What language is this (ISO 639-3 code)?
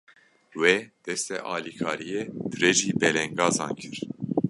kur